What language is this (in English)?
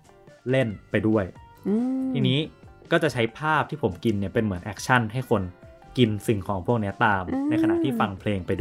Thai